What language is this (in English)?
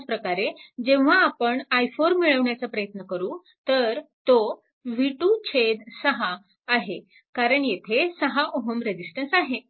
Marathi